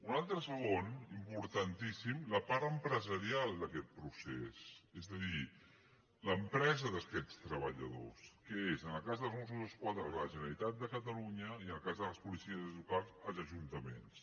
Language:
Catalan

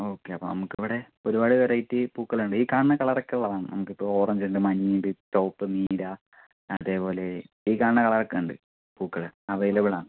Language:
Malayalam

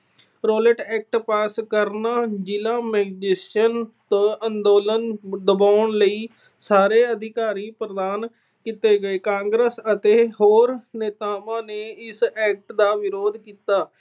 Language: Punjabi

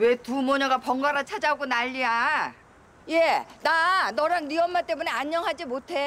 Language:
Korean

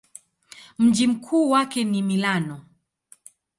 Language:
Swahili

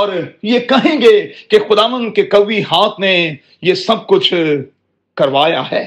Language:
Urdu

